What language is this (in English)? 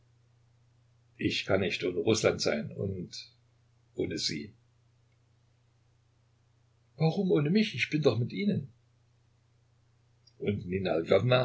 German